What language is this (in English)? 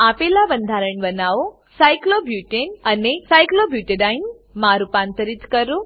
Gujarati